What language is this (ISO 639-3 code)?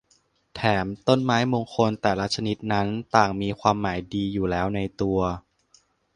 tha